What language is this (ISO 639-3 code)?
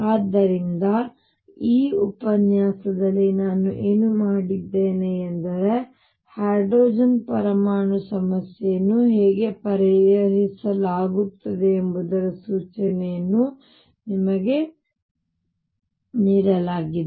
kan